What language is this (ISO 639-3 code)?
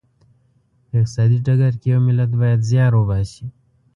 pus